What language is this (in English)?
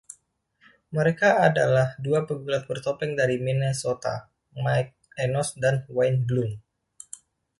Indonesian